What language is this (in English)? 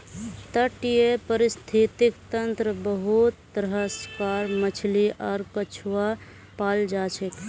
Magahi